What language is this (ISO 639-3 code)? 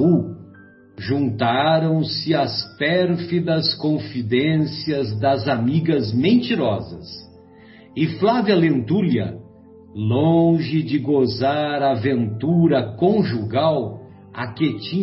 por